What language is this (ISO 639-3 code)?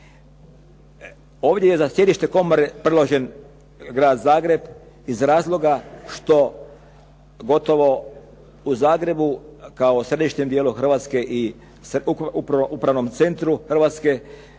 hrv